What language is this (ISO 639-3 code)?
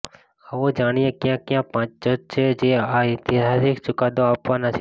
guj